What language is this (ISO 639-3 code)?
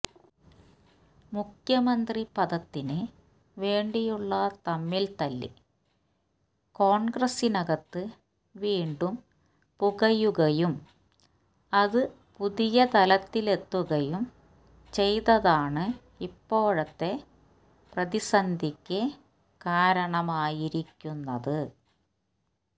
mal